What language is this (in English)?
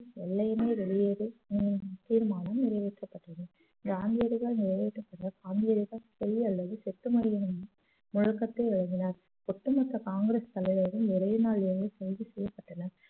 Tamil